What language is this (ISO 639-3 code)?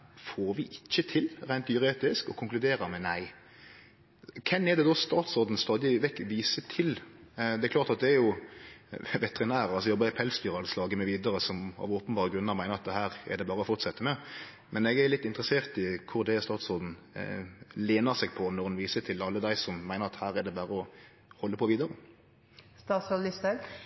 nno